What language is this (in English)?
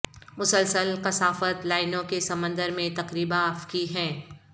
Urdu